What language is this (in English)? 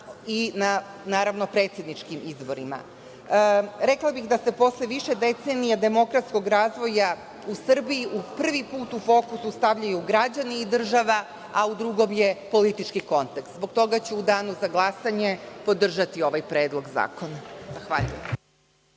Serbian